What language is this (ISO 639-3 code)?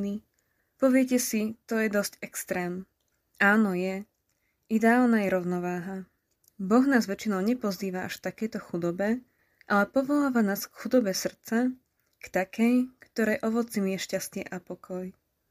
slk